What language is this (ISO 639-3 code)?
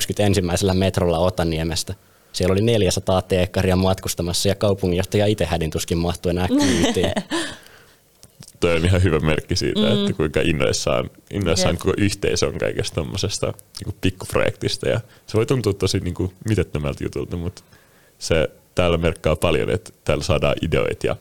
fin